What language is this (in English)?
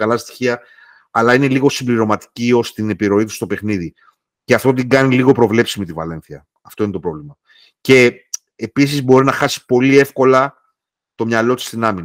Greek